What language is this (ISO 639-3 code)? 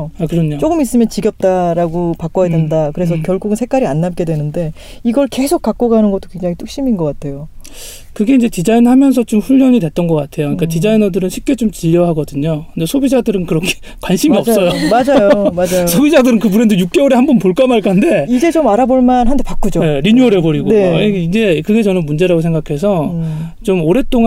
kor